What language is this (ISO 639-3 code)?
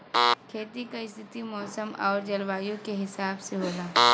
bho